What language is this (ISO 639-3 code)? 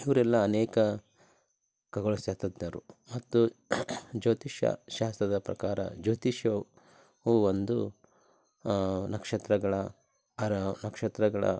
kan